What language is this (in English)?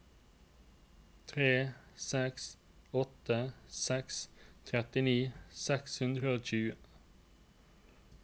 Norwegian